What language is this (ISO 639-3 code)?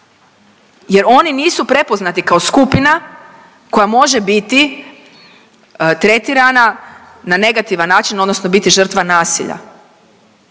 hrv